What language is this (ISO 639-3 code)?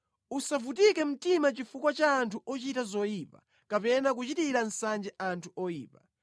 nya